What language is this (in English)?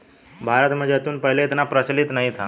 Hindi